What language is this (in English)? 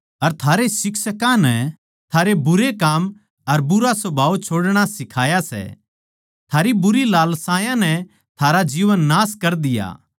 Haryanvi